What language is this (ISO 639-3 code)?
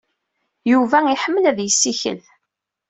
kab